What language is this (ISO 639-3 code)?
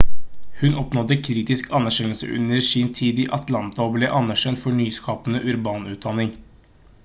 nob